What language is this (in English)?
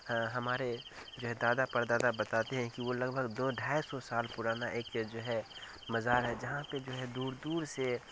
Urdu